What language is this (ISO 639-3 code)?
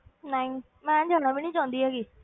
pan